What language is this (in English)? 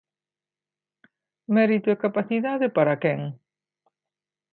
Galician